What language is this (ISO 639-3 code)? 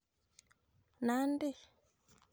kln